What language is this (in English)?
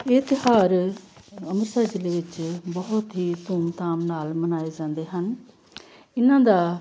Punjabi